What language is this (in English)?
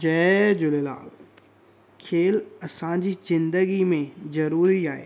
Sindhi